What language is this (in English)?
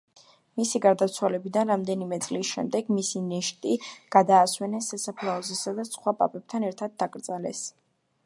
Georgian